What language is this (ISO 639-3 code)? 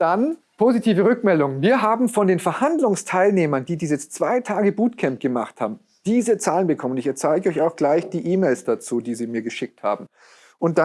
deu